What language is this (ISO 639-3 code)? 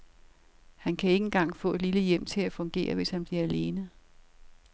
dan